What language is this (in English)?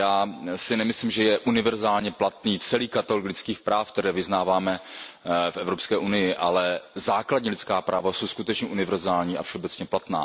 Czech